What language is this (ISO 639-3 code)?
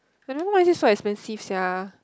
eng